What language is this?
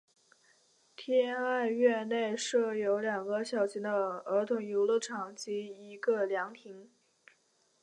Chinese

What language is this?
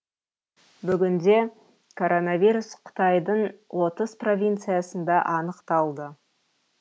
Kazakh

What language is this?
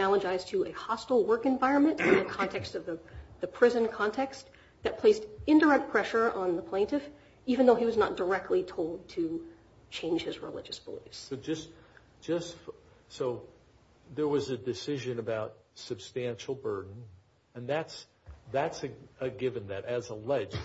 English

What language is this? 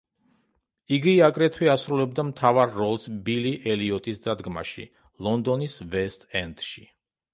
Georgian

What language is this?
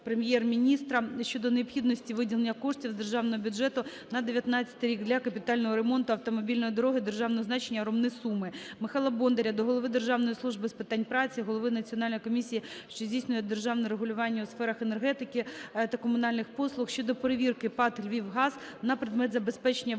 Ukrainian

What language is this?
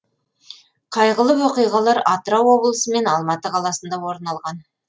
Kazakh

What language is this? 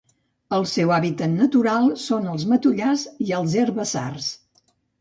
Catalan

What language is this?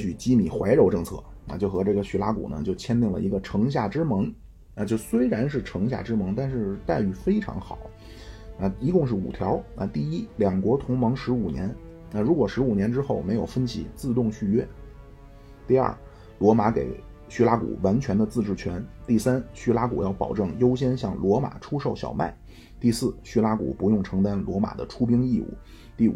Chinese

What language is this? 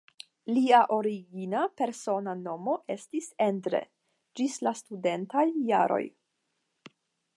Esperanto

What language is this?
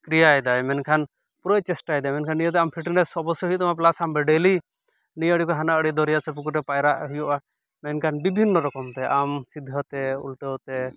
Santali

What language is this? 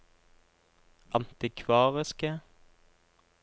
Norwegian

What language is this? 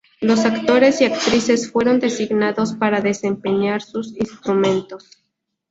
Spanish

